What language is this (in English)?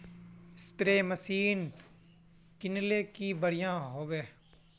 Magahi